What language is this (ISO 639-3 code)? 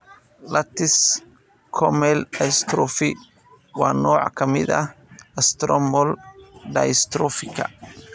som